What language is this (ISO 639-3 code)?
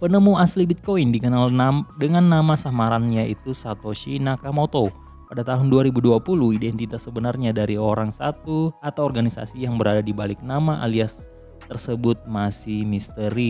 ind